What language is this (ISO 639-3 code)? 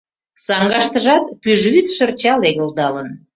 chm